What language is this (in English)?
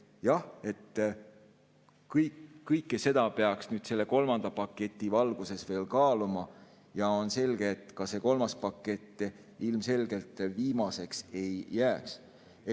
Estonian